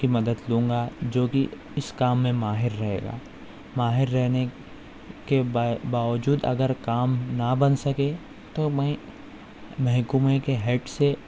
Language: Urdu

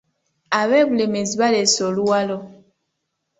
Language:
Ganda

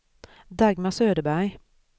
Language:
Swedish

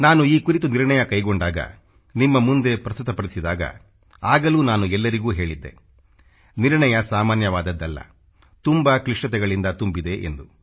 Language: Kannada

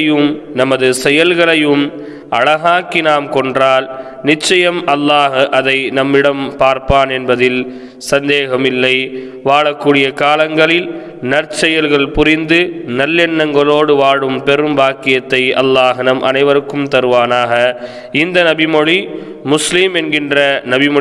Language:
Tamil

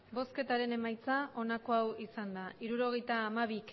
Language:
Basque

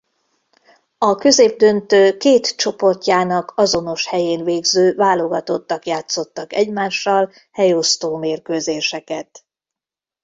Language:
Hungarian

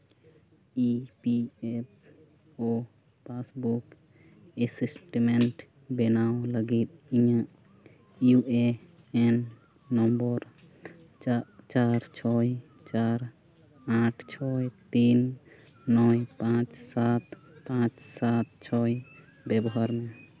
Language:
Santali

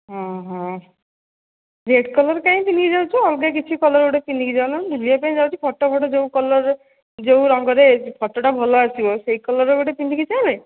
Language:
Odia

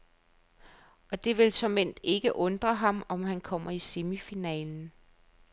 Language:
Danish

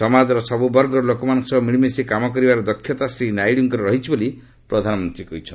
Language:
Odia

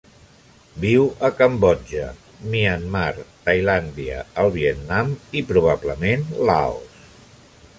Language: Catalan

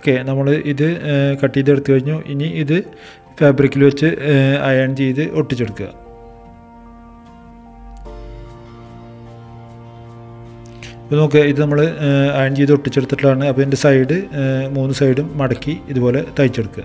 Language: Malayalam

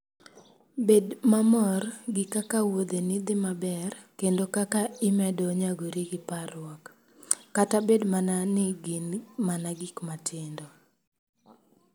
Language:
Luo (Kenya and Tanzania)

